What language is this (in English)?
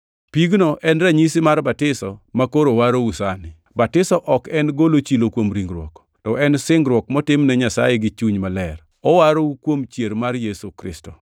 Luo (Kenya and Tanzania)